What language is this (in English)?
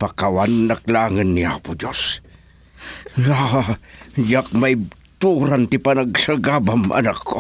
Filipino